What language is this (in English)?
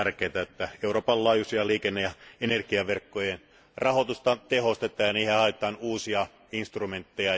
Finnish